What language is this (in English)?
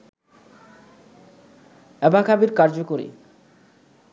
Bangla